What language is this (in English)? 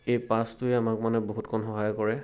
Assamese